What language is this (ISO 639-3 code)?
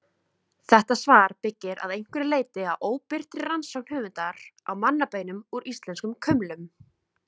isl